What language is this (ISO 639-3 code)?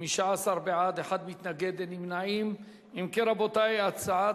heb